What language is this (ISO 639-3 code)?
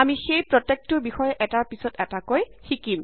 asm